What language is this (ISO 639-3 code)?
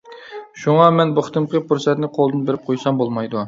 uig